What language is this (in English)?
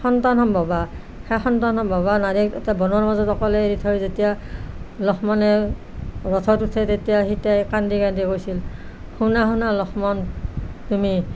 Assamese